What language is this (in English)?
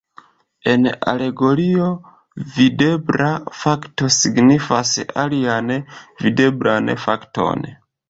Esperanto